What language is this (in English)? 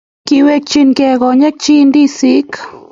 Kalenjin